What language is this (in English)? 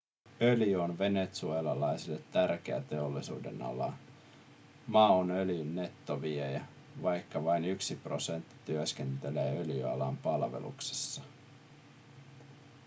Finnish